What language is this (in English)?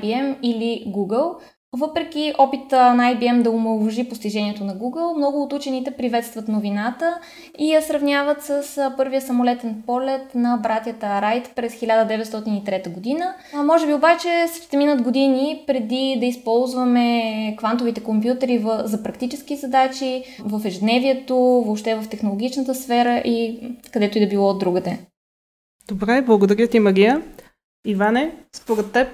Bulgarian